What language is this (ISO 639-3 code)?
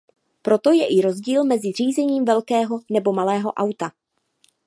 ces